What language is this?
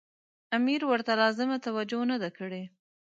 Pashto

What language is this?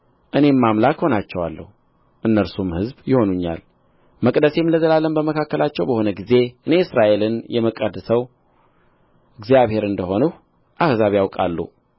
Amharic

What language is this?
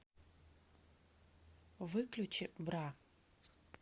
Russian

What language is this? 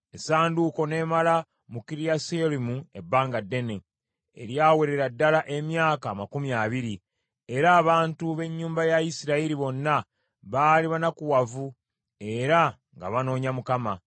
Ganda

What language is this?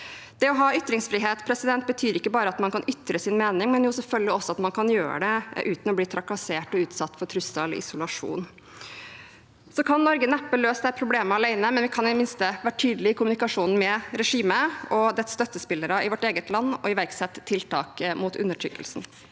Norwegian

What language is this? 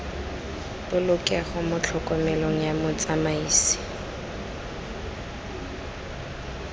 Tswana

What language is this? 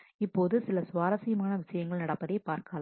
Tamil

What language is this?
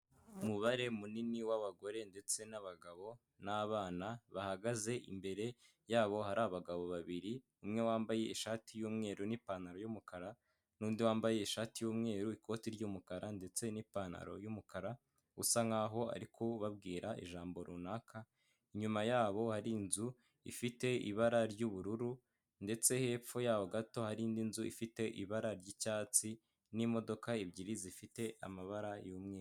Kinyarwanda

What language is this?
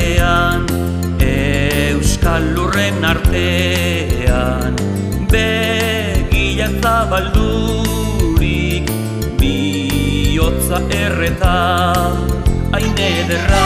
Bulgarian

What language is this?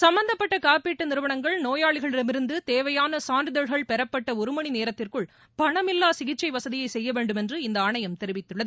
Tamil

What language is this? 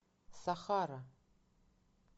Russian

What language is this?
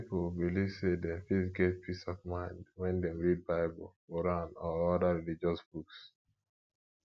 Nigerian Pidgin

